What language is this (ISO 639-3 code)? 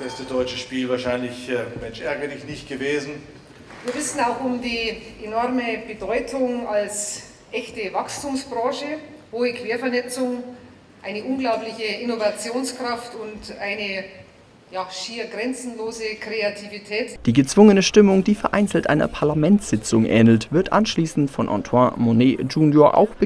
deu